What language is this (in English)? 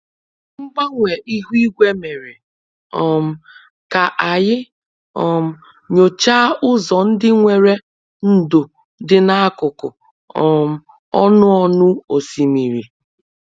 Igbo